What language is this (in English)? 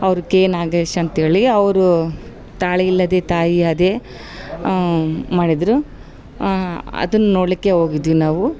Kannada